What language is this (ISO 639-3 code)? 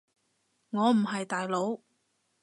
yue